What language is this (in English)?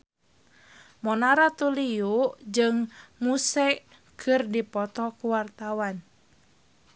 Sundanese